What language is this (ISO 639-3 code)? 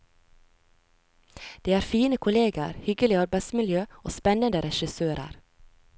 nor